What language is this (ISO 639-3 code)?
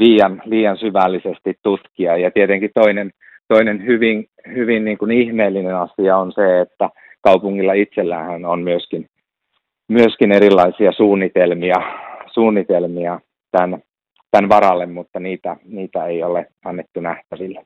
fin